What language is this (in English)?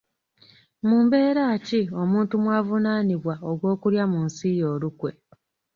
Ganda